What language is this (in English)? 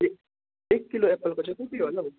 Nepali